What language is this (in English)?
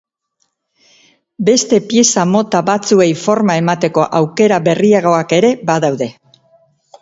Basque